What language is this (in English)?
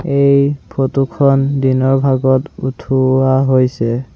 Assamese